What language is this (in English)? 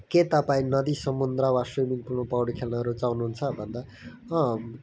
Nepali